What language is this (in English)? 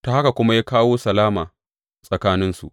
Hausa